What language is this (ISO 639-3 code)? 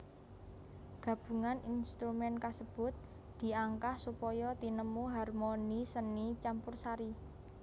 jav